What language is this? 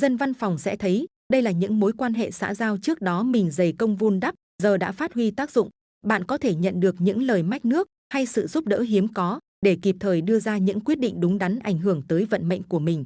Vietnamese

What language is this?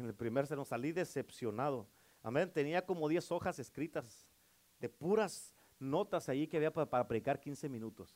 Spanish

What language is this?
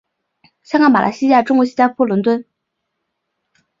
Chinese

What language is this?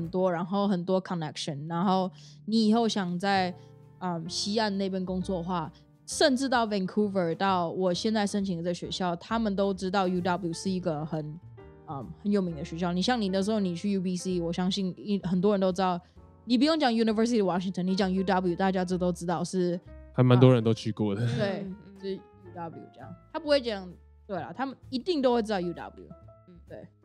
Chinese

